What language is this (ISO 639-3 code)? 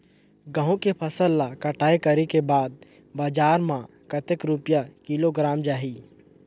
hne